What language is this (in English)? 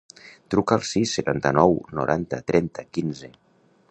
Catalan